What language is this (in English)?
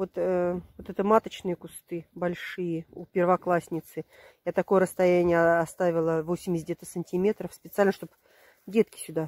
Russian